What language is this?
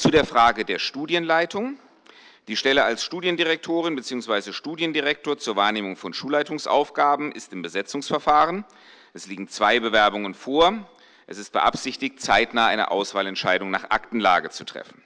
German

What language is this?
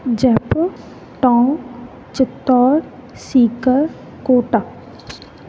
Sindhi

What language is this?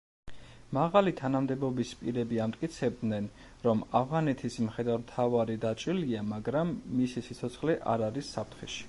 Georgian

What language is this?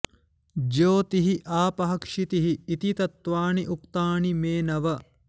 Sanskrit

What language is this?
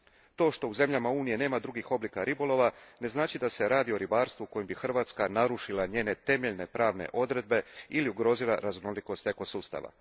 Croatian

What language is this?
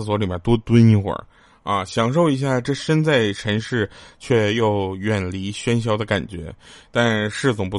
Chinese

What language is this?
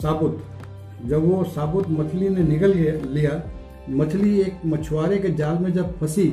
Hindi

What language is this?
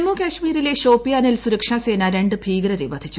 Malayalam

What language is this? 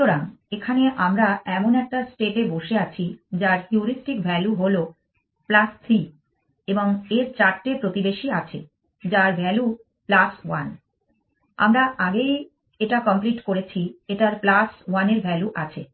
Bangla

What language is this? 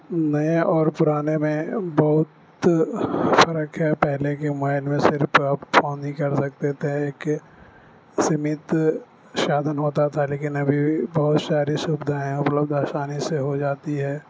Urdu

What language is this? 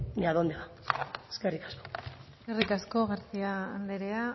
Basque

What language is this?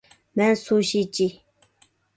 Uyghur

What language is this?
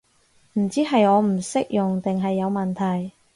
Cantonese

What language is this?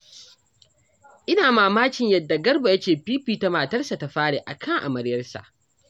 Hausa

